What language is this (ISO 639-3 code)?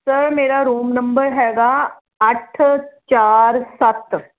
pan